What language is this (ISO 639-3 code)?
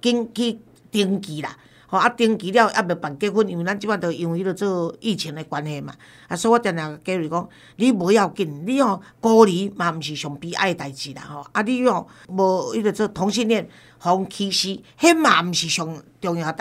zho